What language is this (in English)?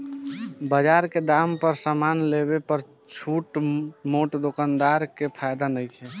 Bhojpuri